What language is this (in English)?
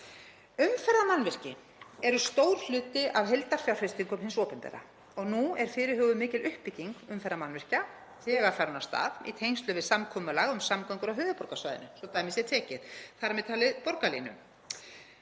Icelandic